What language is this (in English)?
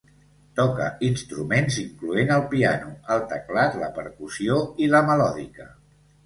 Catalan